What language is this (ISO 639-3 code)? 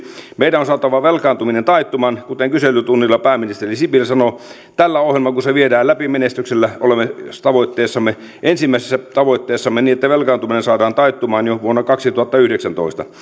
fin